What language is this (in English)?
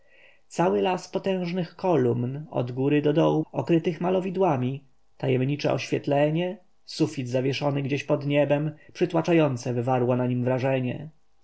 Polish